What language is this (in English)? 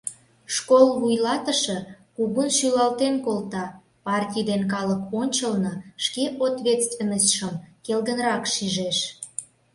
Mari